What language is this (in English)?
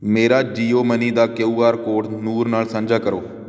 Punjabi